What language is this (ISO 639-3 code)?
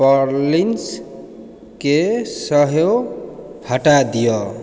mai